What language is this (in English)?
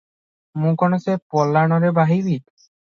Odia